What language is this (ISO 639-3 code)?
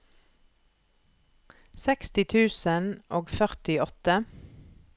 nor